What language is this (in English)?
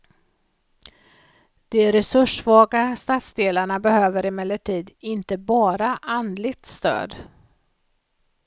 Swedish